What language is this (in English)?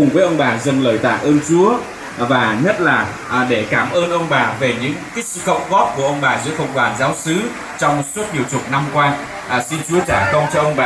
Vietnamese